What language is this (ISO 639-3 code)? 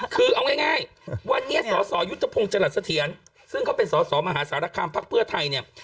tha